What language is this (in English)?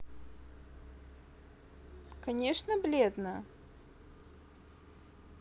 Russian